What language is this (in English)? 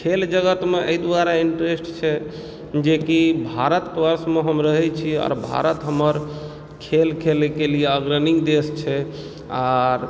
Maithili